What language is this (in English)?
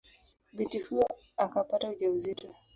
Swahili